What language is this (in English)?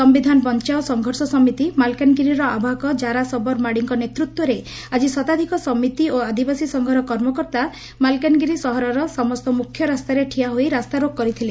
Odia